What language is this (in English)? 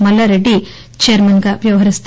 Telugu